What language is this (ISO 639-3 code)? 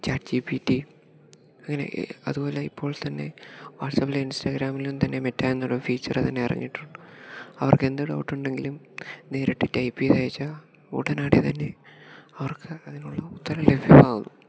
mal